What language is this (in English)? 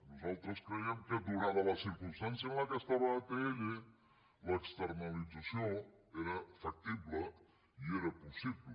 Catalan